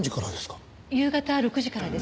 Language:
Japanese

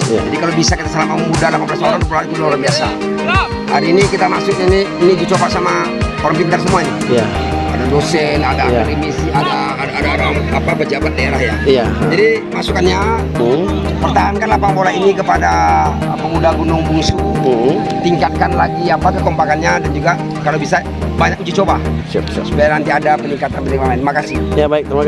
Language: Indonesian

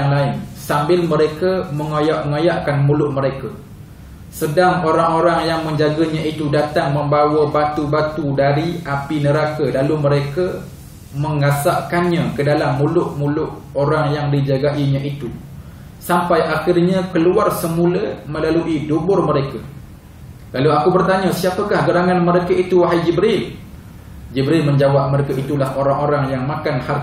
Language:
Malay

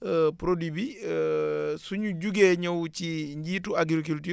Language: Wolof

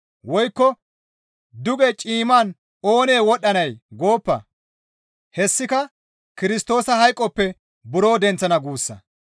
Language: Gamo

